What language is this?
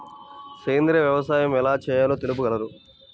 Telugu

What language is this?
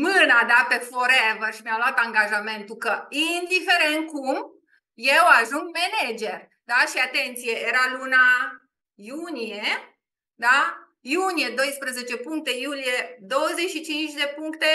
Romanian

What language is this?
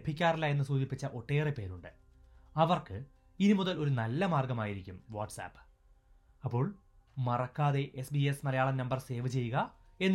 Malayalam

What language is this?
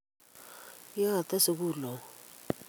Kalenjin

